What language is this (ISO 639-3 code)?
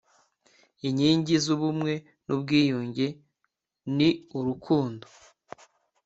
kin